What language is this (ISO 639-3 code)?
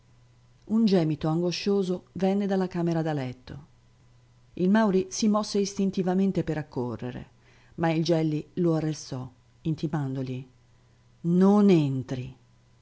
ita